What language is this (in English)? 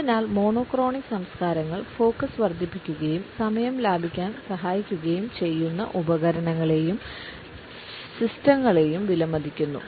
Malayalam